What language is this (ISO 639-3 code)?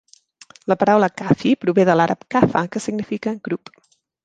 cat